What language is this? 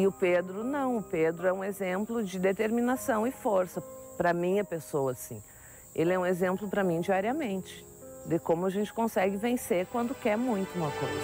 Portuguese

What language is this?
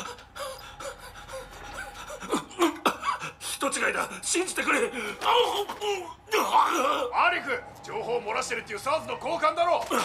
Japanese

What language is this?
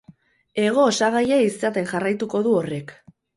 Basque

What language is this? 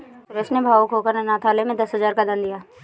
Hindi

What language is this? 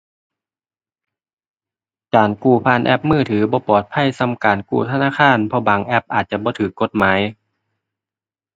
Thai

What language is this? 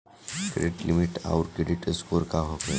Bhojpuri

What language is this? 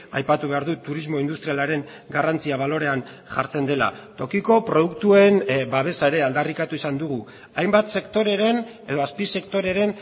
Basque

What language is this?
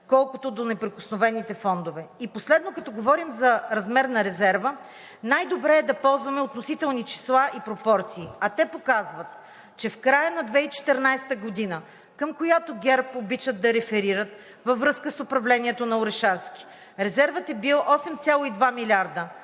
Bulgarian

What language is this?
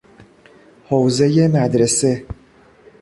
Persian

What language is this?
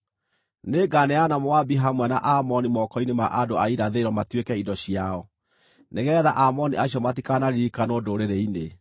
Kikuyu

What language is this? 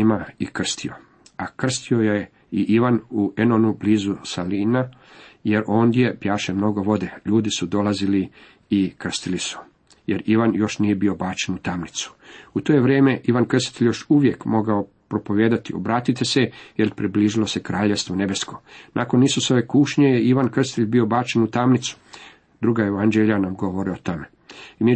Croatian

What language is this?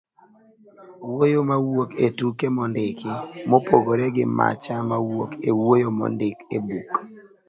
Luo (Kenya and Tanzania)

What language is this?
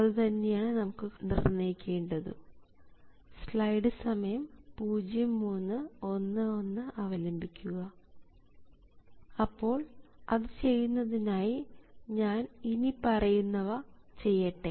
Malayalam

